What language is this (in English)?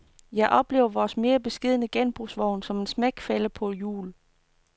Danish